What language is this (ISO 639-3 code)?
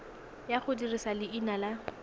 tsn